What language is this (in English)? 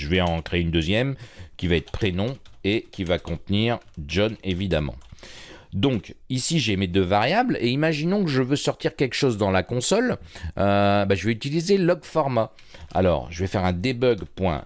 French